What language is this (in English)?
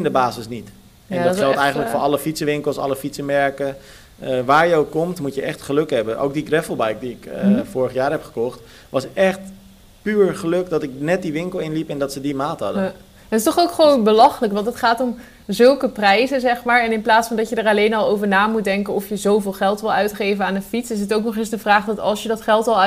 Dutch